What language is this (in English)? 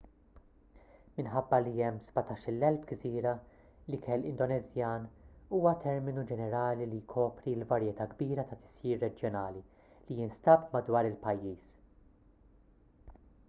Maltese